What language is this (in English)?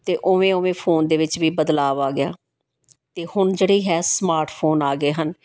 Punjabi